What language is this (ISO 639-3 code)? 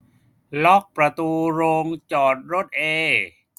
tha